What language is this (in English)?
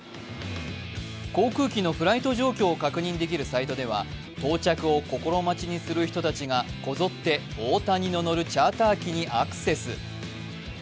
Japanese